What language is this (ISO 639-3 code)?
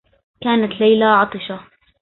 ara